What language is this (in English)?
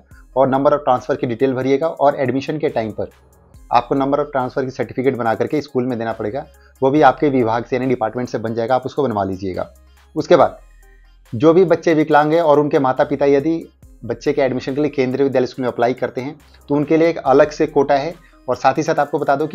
Hindi